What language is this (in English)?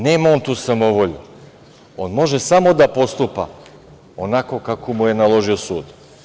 Serbian